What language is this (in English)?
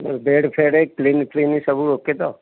Odia